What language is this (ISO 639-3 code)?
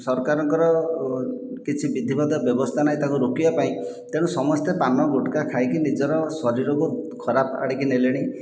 ori